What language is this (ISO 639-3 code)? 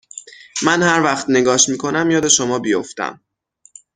fas